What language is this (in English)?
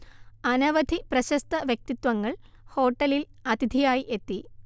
Malayalam